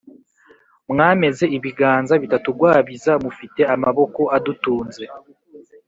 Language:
Kinyarwanda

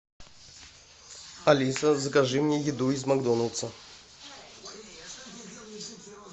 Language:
Russian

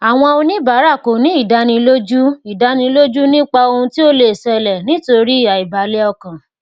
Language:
Yoruba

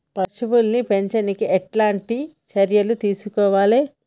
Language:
Telugu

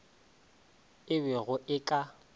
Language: Northern Sotho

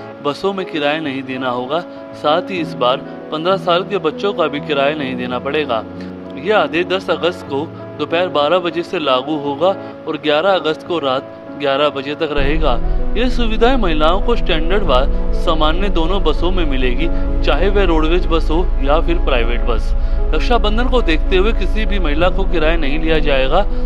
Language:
Hindi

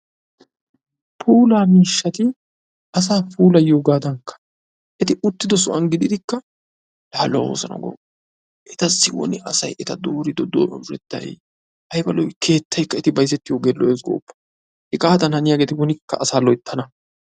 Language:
Wolaytta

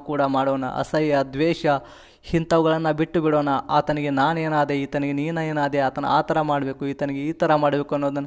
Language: Arabic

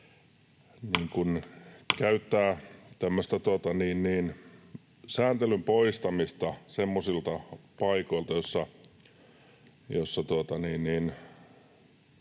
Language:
Finnish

